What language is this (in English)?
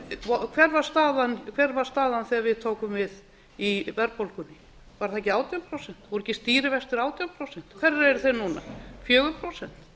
Icelandic